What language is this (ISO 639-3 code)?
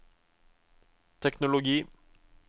nor